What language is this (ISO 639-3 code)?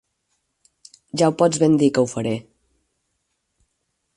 cat